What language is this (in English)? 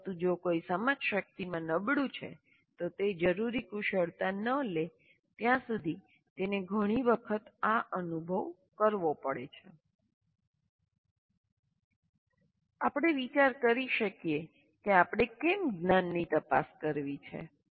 Gujarati